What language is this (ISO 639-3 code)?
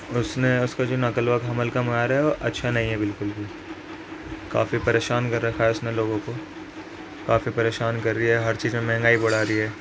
urd